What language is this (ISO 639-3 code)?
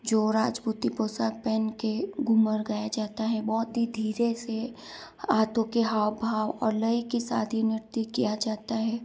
hin